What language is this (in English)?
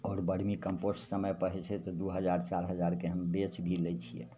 Maithili